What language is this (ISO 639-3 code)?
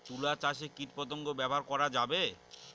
ben